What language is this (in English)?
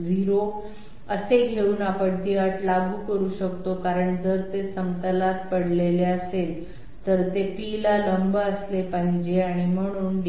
Marathi